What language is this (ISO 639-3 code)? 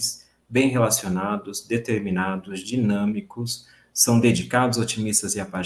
por